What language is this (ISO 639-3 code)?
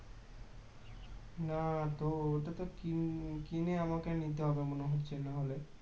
ben